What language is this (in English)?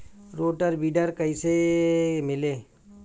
Bhojpuri